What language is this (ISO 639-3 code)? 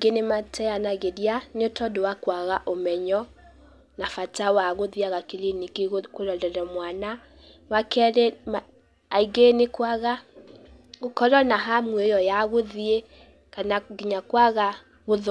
kik